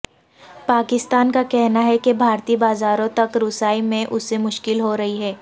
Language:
Urdu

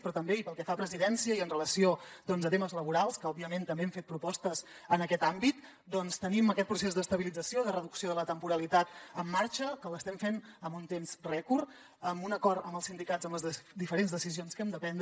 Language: Catalan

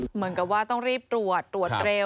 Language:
Thai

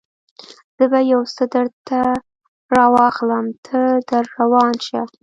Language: Pashto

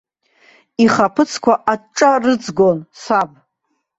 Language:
Abkhazian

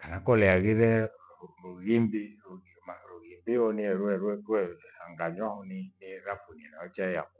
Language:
Gweno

